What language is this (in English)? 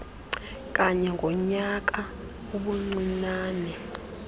Xhosa